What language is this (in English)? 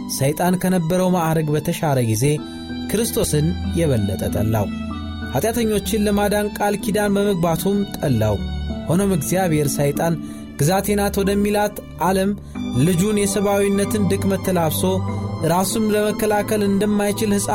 Amharic